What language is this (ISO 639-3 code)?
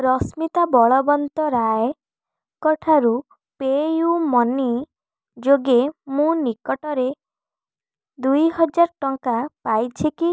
ori